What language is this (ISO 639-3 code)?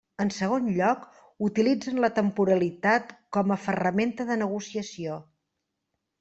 cat